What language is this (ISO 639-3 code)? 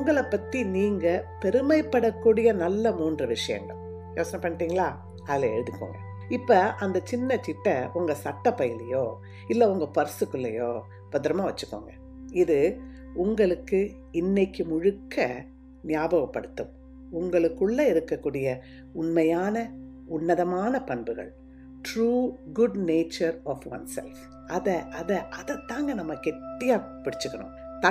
tam